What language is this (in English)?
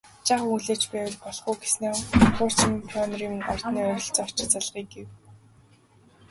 Mongolian